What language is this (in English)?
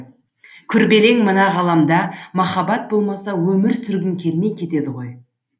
Kazakh